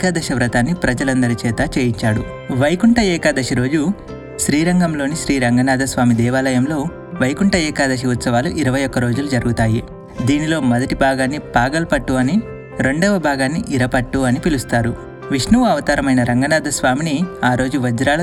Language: Telugu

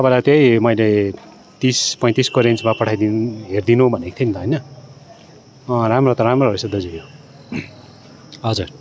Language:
Nepali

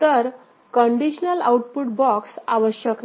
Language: Marathi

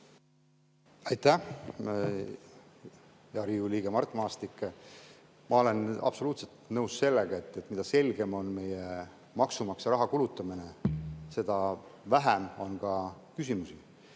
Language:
Estonian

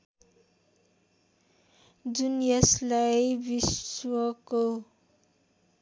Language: Nepali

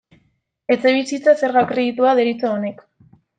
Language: Basque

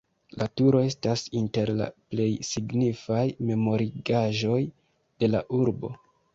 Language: Esperanto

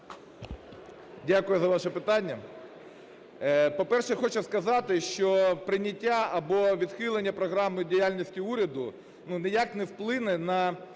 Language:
Ukrainian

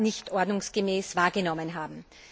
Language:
German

